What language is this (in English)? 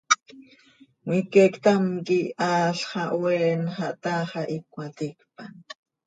Seri